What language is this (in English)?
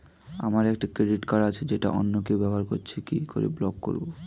Bangla